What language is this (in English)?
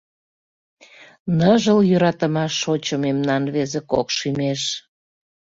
Mari